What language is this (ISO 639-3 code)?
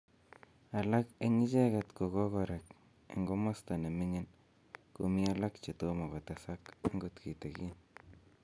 kln